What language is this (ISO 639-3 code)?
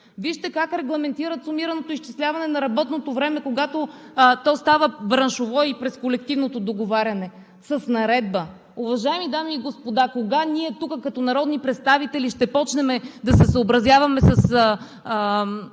bul